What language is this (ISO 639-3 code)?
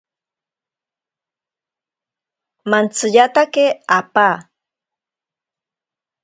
prq